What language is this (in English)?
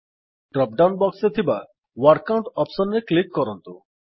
Odia